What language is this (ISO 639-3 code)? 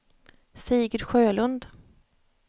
swe